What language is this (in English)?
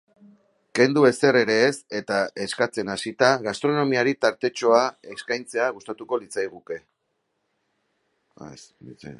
Basque